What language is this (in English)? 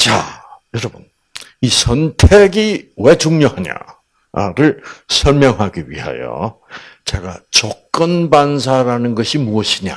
Korean